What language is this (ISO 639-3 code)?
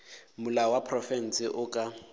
nso